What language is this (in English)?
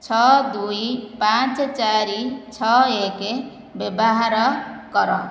Odia